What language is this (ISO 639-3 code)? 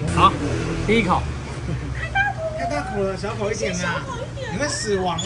zho